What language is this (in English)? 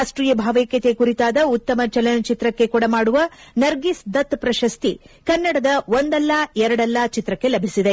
Kannada